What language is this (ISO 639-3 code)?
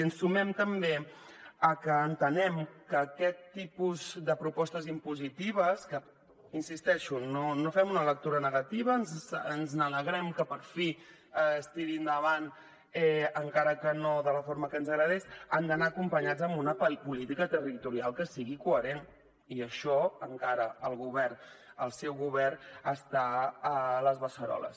cat